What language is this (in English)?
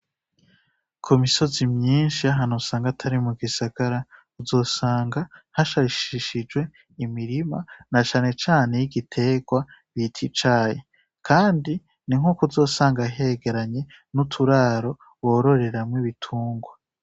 Rundi